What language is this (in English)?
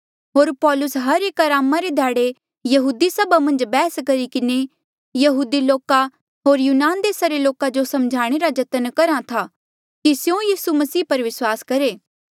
Mandeali